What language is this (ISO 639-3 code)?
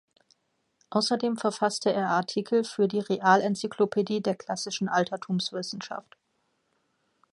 deu